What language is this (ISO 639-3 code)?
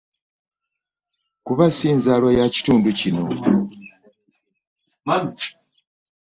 lug